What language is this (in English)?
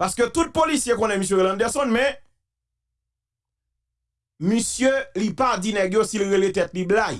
French